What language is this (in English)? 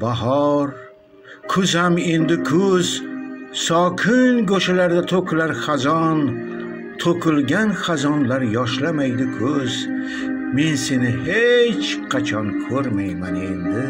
Turkish